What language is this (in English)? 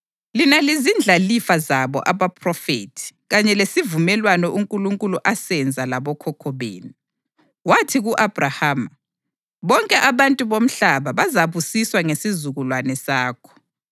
North Ndebele